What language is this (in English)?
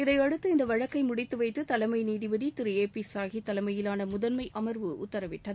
Tamil